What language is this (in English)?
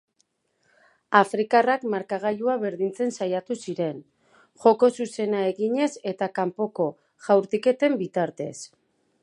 Basque